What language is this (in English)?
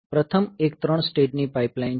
Gujarati